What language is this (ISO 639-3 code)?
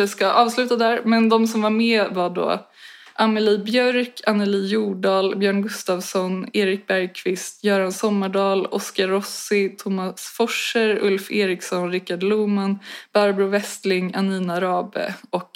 swe